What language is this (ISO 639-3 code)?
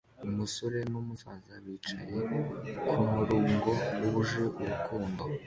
kin